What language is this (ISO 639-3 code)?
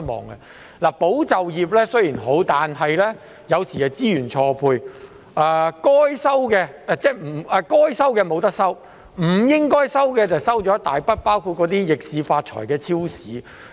yue